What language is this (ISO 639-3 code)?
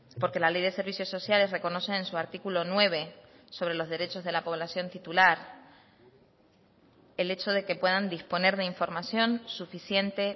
spa